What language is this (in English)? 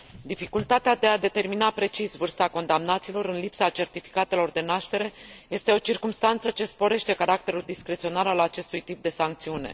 Romanian